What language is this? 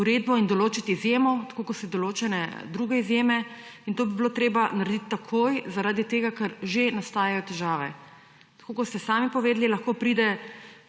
Slovenian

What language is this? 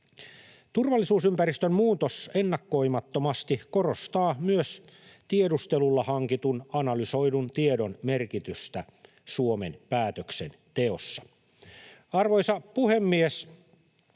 Finnish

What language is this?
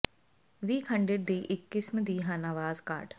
Punjabi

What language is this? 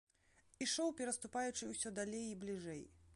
Belarusian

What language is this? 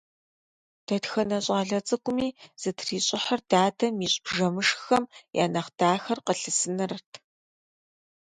Kabardian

